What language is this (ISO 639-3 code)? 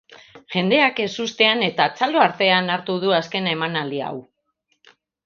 eus